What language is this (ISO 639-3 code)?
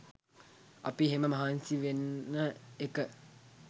sin